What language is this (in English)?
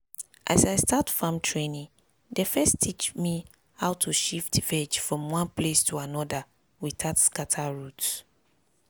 Nigerian Pidgin